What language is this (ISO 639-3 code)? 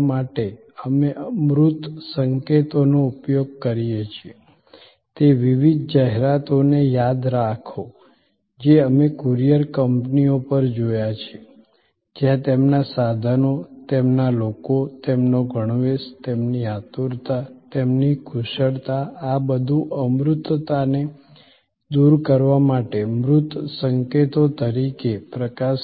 guj